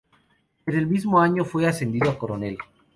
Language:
Spanish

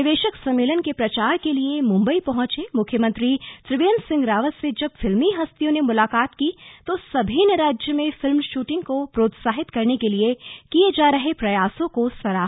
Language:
Hindi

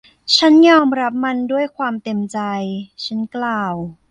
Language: Thai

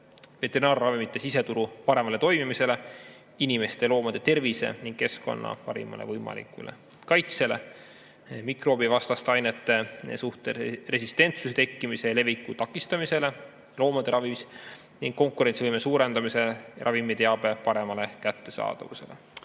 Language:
Estonian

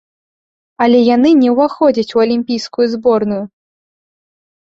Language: Belarusian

